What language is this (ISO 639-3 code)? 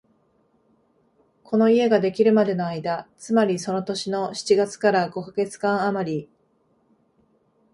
jpn